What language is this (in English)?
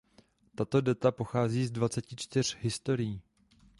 Czech